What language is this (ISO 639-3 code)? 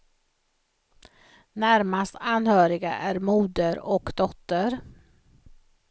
swe